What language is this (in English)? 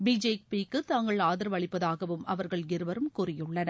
Tamil